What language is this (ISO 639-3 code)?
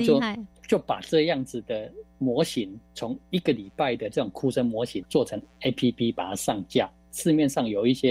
zho